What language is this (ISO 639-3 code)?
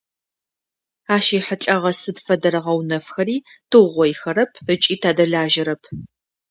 ady